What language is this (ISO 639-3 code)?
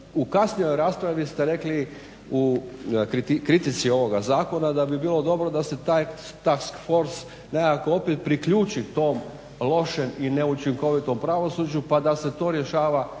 hrv